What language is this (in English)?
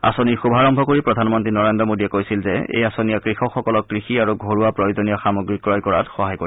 Assamese